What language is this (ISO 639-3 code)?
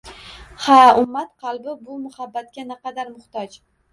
uzb